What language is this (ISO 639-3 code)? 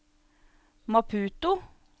nor